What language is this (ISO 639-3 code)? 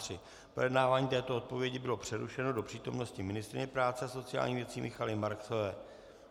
ces